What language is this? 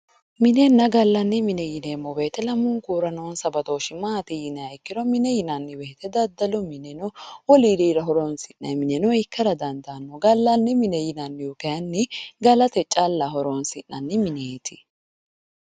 Sidamo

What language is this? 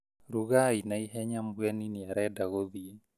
Kikuyu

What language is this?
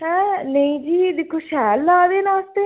Dogri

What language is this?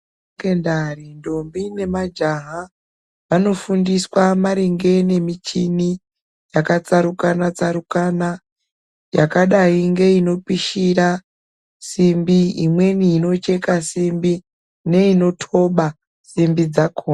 Ndau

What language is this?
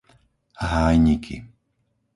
Slovak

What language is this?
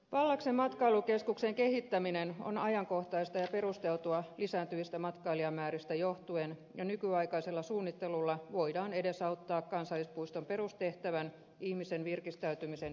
Finnish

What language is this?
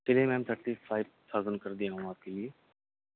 Urdu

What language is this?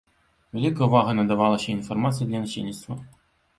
Belarusian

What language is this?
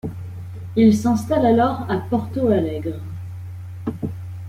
French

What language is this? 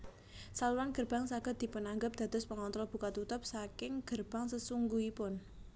Javanese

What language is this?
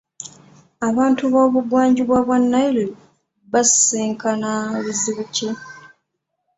Ganda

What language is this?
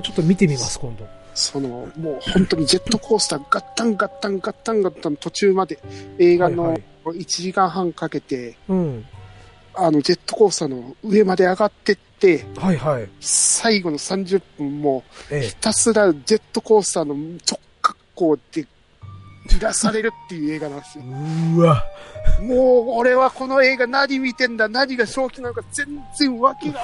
Japanese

